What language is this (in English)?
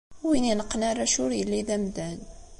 Kabyle